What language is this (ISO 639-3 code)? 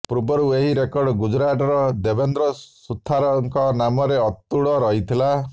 ori